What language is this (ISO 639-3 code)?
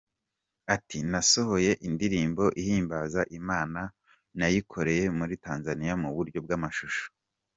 kin